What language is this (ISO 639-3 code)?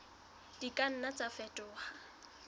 sot